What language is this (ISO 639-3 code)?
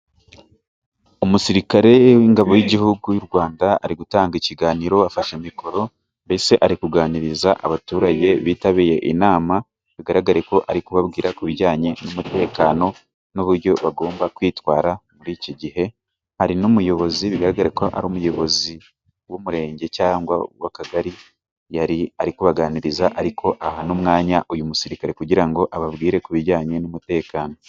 kin